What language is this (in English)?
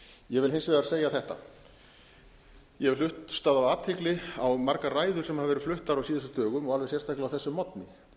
Icelandic